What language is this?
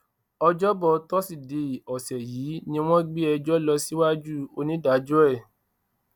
Yoruba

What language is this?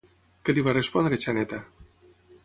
Catalan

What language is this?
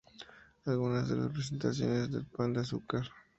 Spanish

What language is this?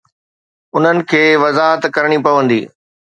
Sindhi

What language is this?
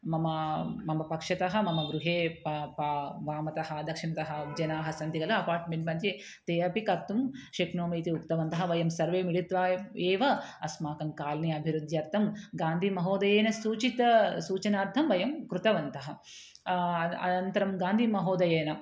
Sanskrit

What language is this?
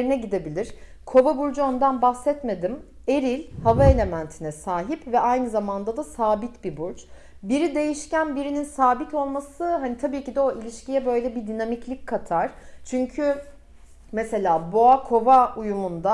Turkish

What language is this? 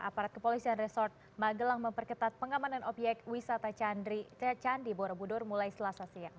Indonesian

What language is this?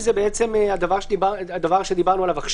Hebrew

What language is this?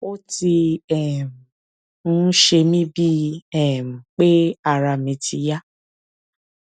Yoruba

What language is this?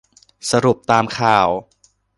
Thai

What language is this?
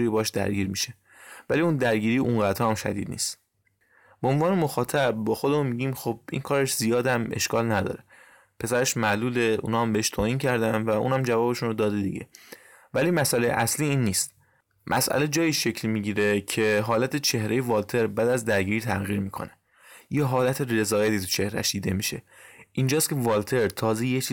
Persian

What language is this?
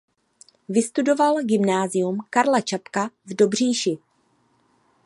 Czech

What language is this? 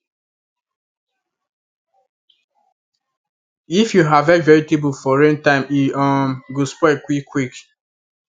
Nigerian Pidgin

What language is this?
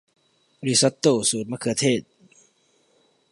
Thai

